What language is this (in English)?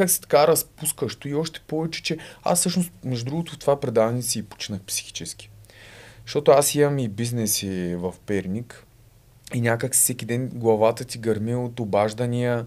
Bulgarian